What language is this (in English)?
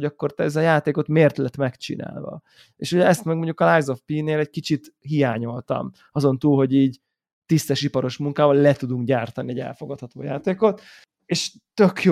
Hungarian